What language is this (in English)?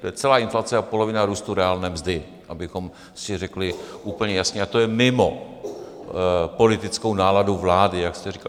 Czech